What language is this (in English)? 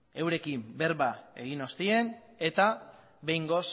Basque